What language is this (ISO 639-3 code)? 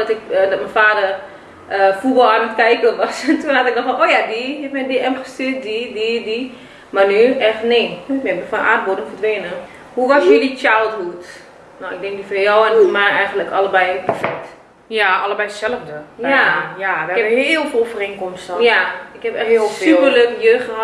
nld